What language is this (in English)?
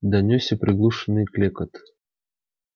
Russian